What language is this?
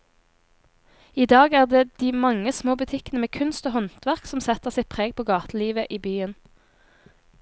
Norwegian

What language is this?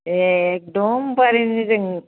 Bodo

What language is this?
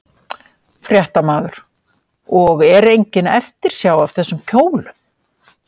Icelandic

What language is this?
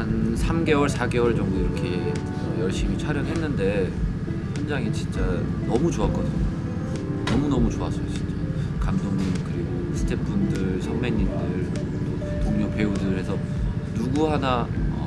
Korean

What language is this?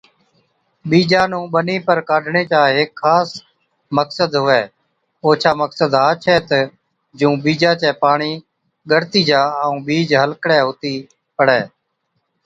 Od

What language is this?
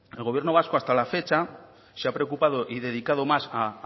Spanish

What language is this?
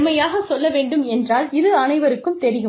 Tamil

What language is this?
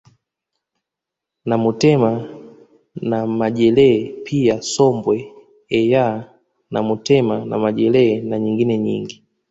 Swahili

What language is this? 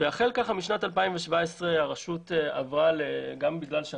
Hebrew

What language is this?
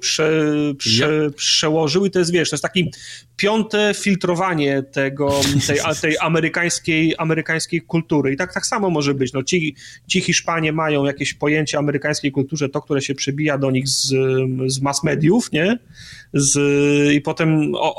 Polish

